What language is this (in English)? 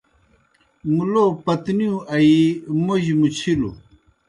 Kohistani Shina